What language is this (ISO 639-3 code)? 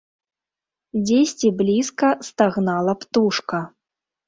bel